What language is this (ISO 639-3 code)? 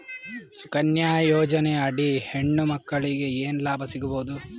kan